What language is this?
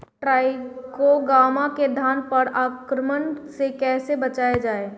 Bhojpuri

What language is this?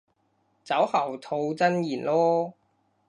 Cantonese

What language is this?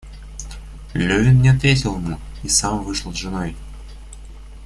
Russian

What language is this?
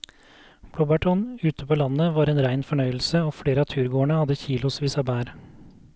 Norwegian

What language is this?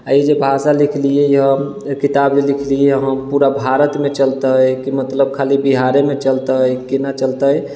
Maithili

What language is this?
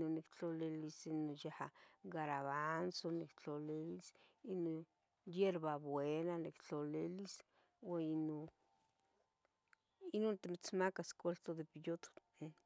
Tetelcingo Nahuatl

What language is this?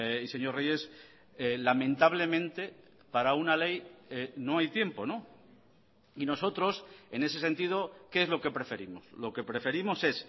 Spanish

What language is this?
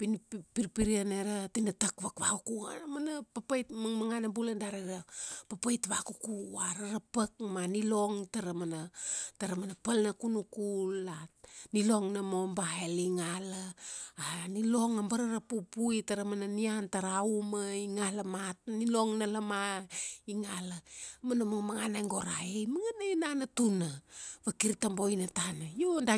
Kuanua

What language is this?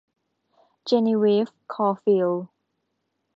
Thai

